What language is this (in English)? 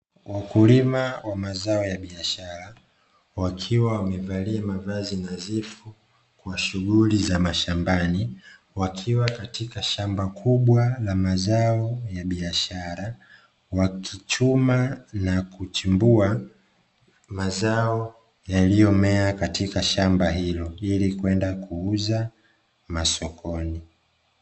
Swahili